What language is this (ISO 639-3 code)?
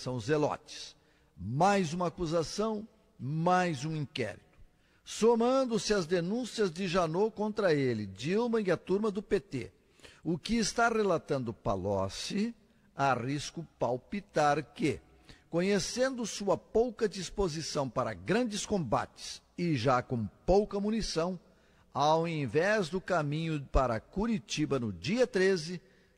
por